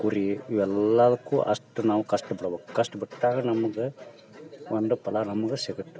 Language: Kannada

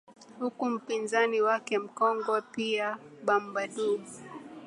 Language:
Swahili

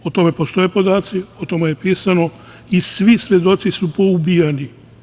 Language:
Serbian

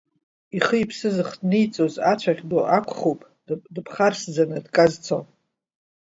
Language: Abkhazian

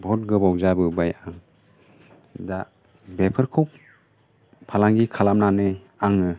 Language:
Bodo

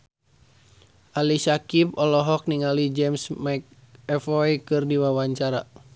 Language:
Sundanese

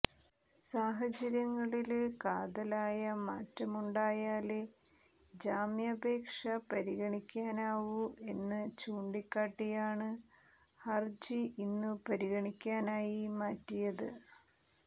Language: Malayalam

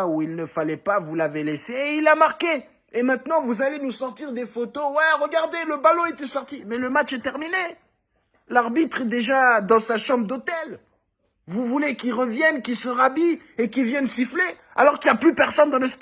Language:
French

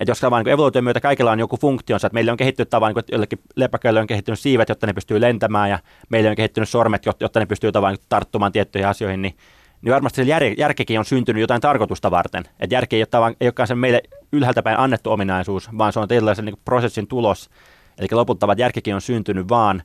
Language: Finnish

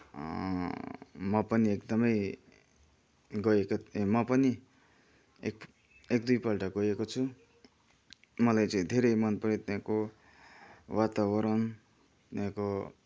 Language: Nepali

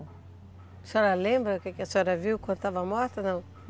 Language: Portuguese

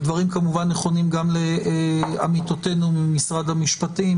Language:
Hebrew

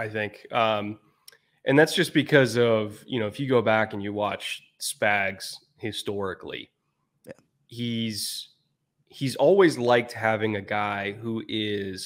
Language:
English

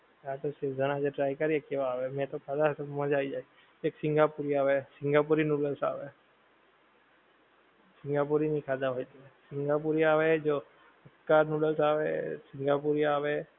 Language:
Gujarati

